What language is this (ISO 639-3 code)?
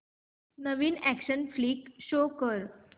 mar